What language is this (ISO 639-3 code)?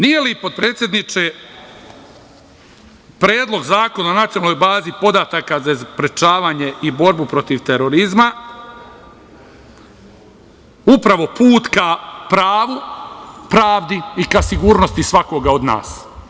srp